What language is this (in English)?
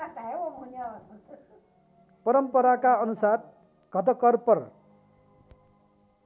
Nepali